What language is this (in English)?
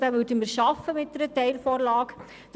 Swiss German